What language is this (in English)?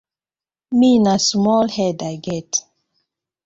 Nigerian Pidgin